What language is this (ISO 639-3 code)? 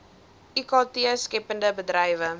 afr